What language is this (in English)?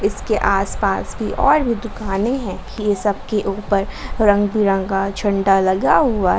Hindi